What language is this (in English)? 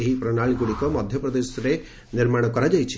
Odia